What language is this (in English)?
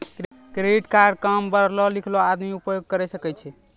Maithili